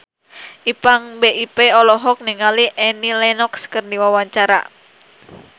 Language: Sundanese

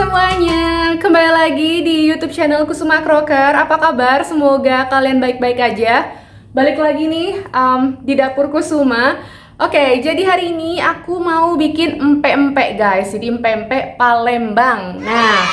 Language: Indonesian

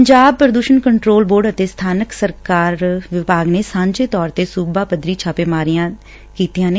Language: Punjabi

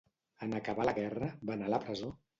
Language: Catalan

